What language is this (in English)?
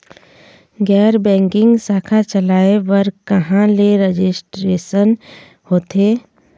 Chhattisgarhi